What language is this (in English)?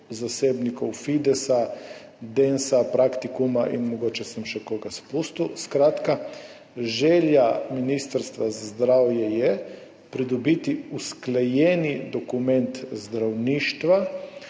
Slovenian